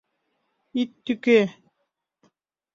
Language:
Mari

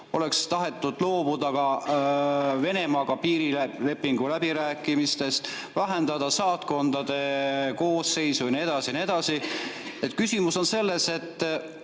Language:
Estonian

